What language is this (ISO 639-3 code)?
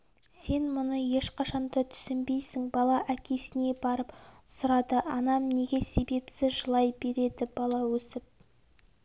kaz